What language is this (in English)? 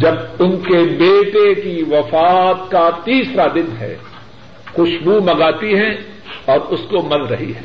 Urdu